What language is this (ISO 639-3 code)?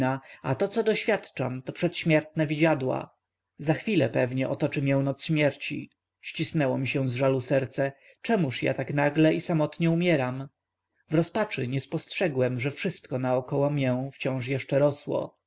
pol